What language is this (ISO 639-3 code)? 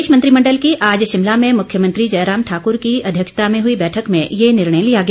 hin